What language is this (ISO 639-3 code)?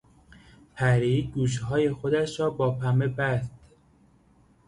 fas